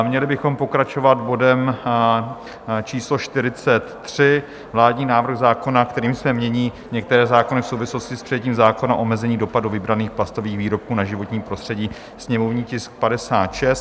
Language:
Czech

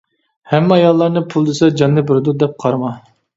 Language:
Uyghur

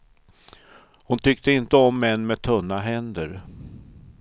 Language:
Swedish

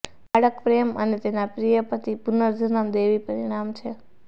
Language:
Gujarati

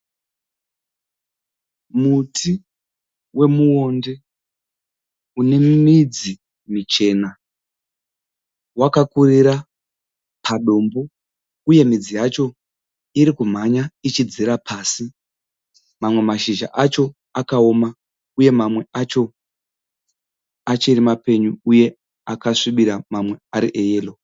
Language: Shona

